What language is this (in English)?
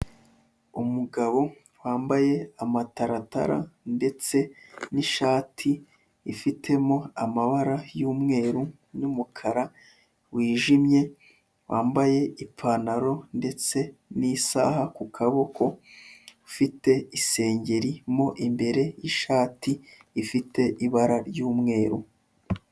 Kinyarwanda